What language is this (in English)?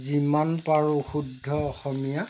Assamese